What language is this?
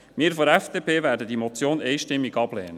Swiss German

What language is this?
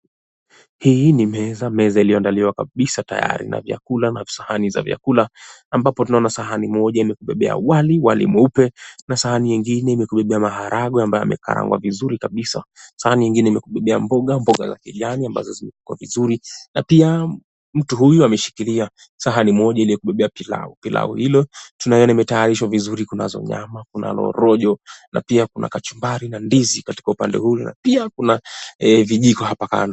Swahili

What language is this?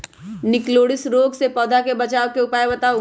Magahi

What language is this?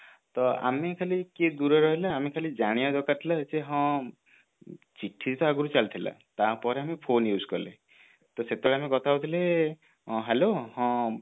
Odia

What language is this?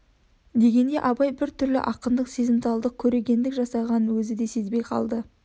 Kazakh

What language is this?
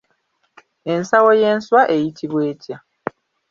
Ganda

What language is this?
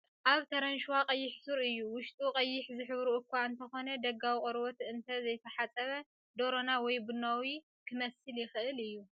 Tigrinya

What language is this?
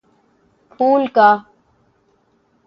Urdu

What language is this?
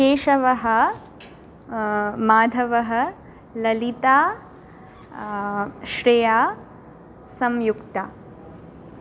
Sanskrit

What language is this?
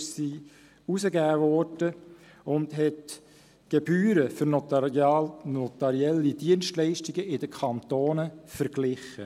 Swiss German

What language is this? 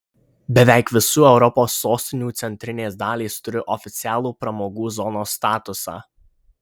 Lithuanian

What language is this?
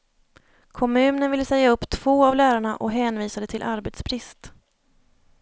Swedish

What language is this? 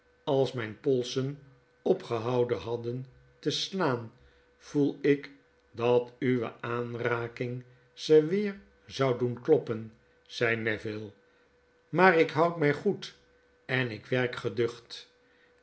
Dutch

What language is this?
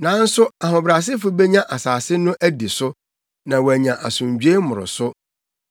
Akan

